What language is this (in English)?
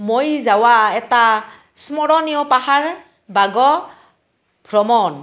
Assamese